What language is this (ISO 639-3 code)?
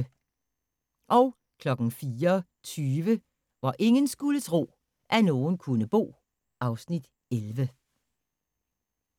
dan